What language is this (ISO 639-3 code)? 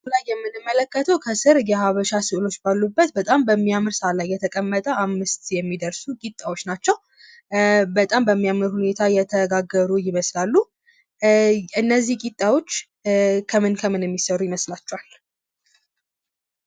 amh